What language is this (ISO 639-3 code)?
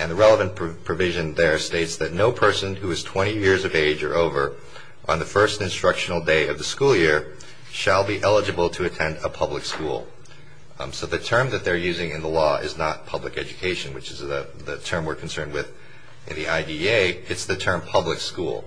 eng